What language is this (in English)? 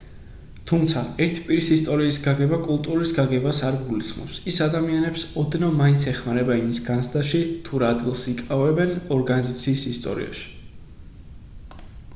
Georgian